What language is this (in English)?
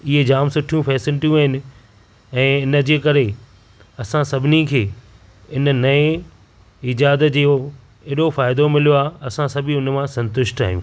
Sindhi